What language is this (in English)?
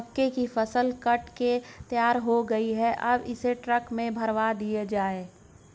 Hindi